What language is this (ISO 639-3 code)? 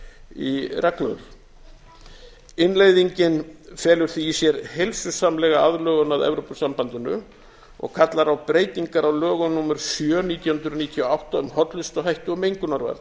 isl